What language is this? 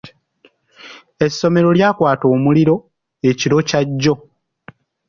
Ganda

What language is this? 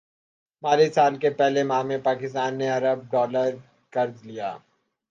Urdu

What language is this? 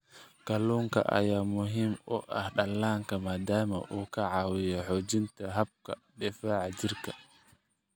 Somali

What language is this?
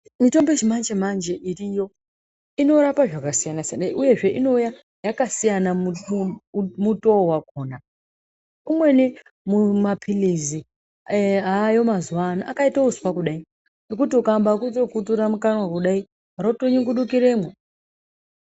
Ndau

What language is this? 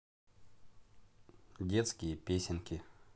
Russian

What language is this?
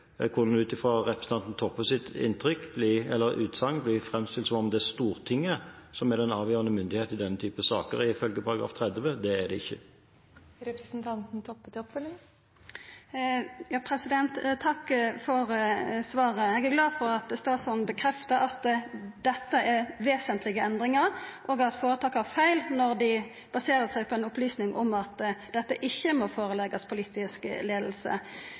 Norwegian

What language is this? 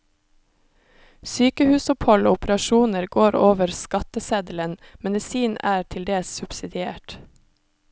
Norwegian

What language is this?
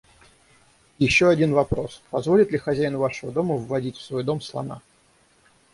Russian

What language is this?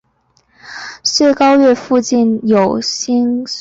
Chinese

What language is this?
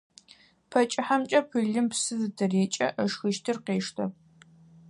Adyghe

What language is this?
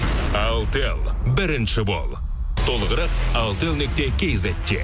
Kazakh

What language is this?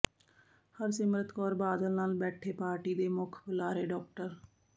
Punjabi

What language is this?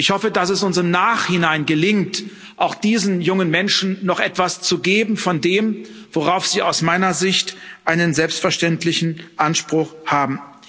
German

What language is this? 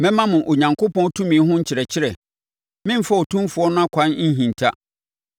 Akan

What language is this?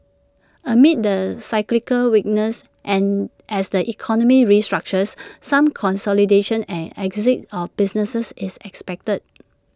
English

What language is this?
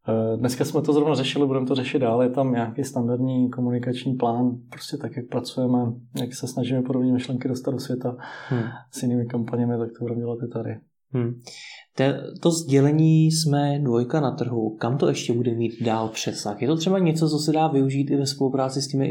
Czech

